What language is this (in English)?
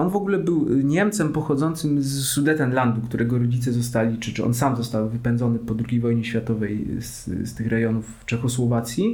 Polish